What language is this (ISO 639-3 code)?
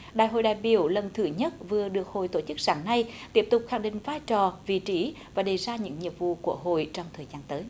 vie